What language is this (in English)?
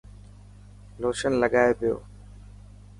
Dhatki